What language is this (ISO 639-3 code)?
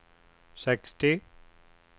swe